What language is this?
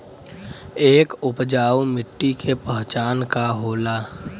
Bhojpuri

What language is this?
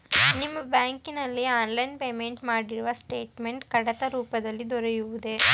Kannada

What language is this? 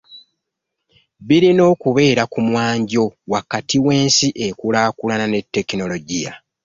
Ganda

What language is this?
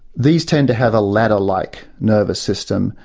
English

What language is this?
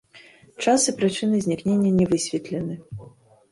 Belarusian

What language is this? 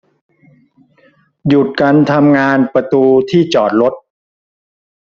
Thai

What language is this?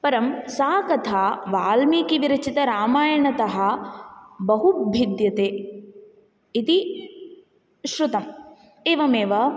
Sanskrit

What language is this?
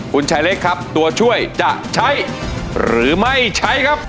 Thai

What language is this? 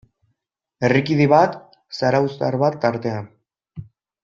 Basque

